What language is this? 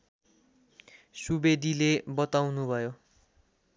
Nepali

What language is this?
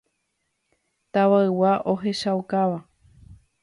Guarani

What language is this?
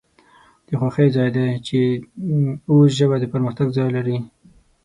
Pashto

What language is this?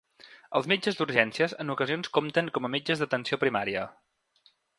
Catalan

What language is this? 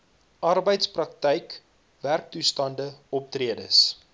Afrikaans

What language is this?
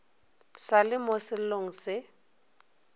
Northern Sotho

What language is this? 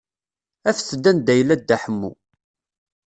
Kabyle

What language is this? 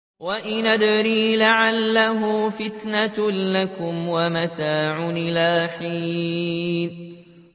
Arabic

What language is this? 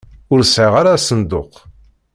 Kabyle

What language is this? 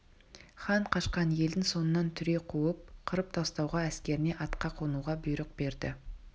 Kazakh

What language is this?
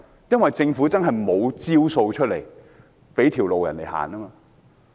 Cantonese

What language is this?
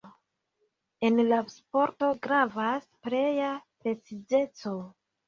Esperanto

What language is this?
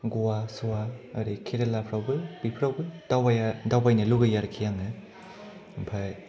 Bodo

